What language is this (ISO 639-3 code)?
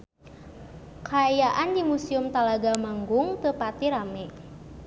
sun